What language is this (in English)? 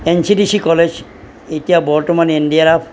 Assamese